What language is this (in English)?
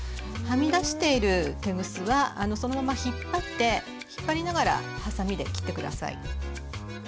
Japanese